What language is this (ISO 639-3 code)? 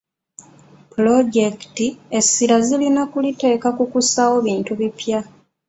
lug